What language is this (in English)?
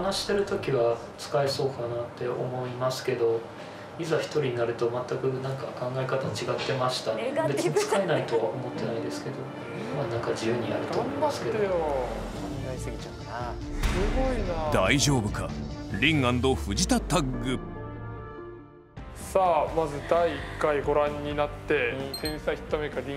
Japanese